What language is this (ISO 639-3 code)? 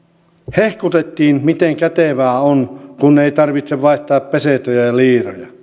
fin